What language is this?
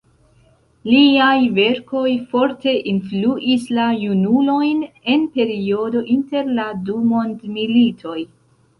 Esperanto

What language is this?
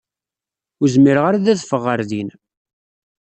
Kabyle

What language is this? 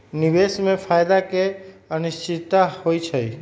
Magahi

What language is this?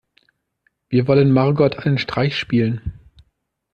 German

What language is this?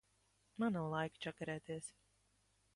Latvian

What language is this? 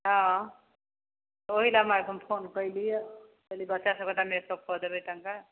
Maithili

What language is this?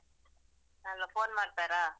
Kannada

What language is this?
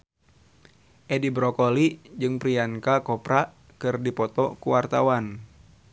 Sundanese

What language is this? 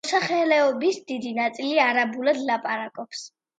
Georgian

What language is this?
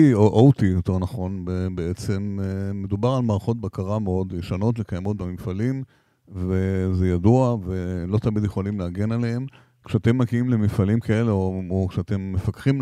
Hebrew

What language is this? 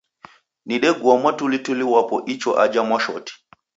Taita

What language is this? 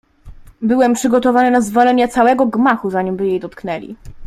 Polish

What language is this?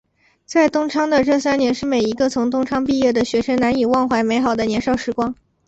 Chinese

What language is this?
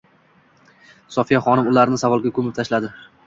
Uzbek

